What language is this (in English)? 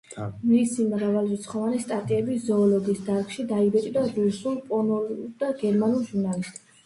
Georgian